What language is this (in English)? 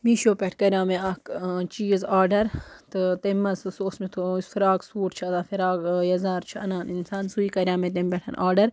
Kashmiri